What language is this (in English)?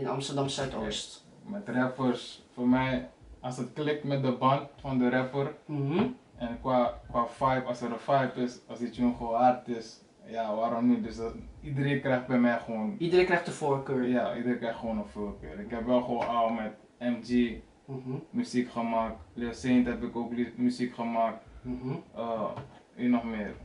Dutch